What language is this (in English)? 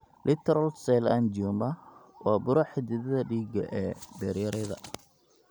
Somali